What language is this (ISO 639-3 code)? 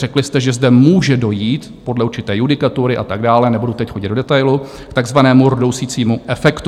ces